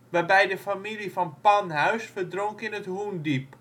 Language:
Dutch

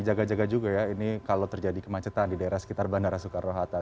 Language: Indonesian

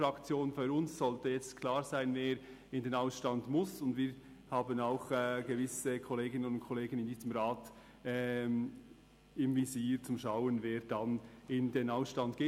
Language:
Swiss German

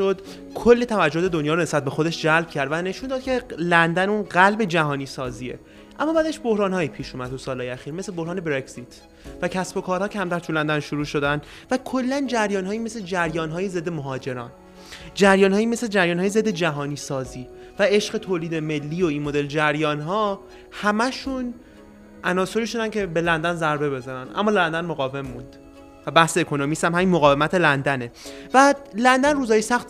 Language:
Persian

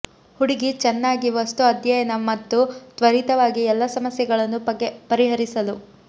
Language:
Kannada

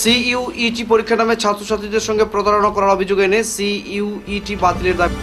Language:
Bangla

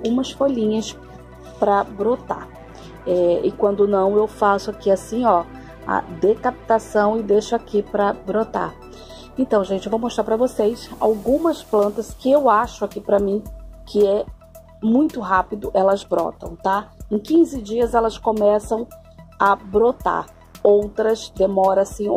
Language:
Portuguese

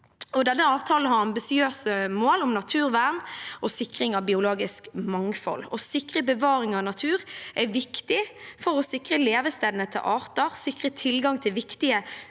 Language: Norwegian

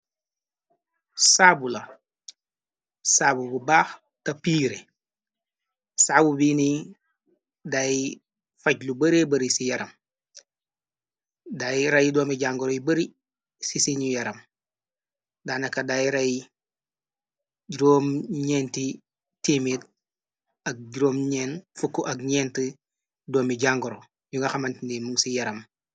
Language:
Wolof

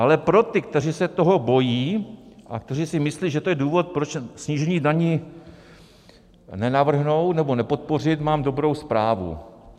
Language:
Czech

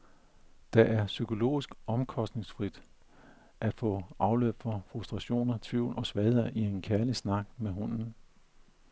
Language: Danish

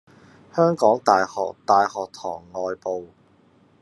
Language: Cantonese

